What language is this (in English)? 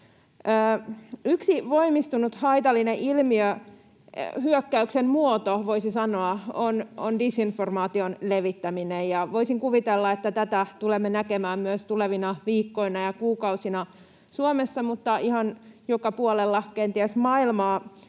Finnish